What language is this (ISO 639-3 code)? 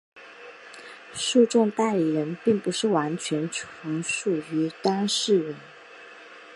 zho